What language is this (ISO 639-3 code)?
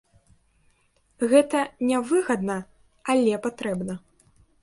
bel